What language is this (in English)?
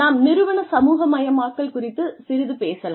Tamil